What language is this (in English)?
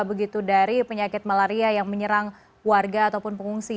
Indonesian